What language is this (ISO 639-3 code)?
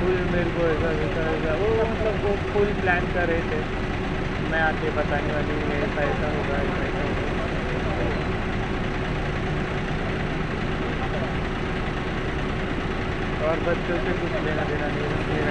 mar